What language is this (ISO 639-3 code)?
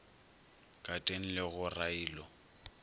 nso